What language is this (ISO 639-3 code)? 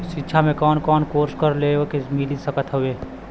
bho